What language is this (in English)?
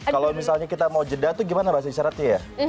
Indonesian